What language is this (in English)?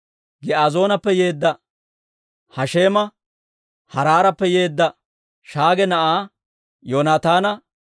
Dawro